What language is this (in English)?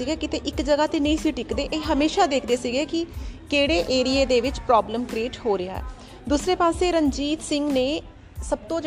Hindi